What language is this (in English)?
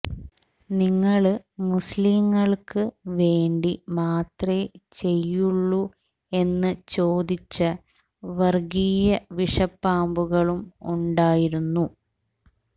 Malayalam